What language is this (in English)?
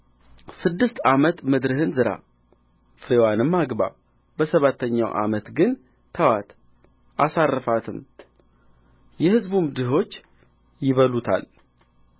Amharic